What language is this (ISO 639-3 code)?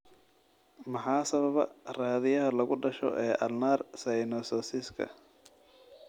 som